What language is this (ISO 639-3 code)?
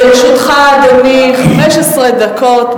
heb